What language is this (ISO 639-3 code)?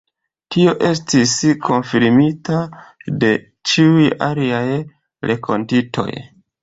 epo